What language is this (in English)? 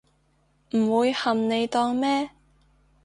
Cantonese